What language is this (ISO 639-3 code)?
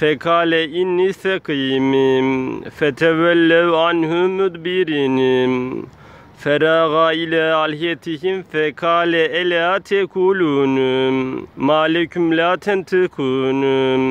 tur